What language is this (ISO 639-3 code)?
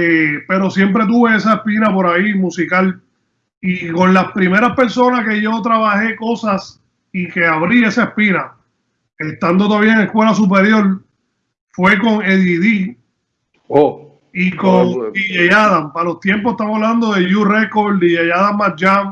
spa